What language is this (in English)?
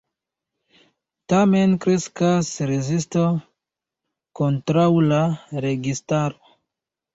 Esperanto